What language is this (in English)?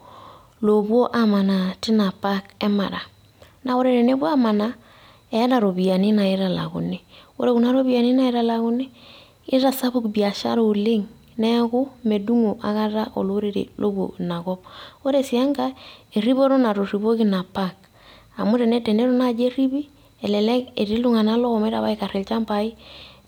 Masai